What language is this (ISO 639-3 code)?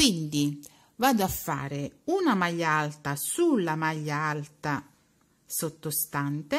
ita